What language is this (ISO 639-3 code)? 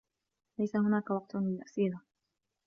ara